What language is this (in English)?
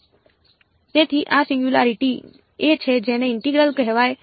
Gujarati